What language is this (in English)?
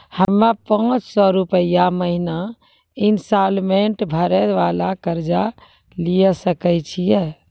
Maithili